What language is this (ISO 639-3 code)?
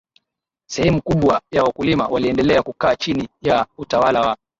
swa